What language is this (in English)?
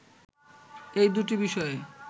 Bangla